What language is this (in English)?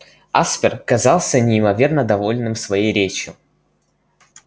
Russian